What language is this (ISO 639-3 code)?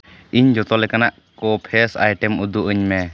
sat